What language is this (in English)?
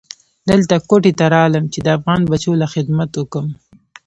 Pashto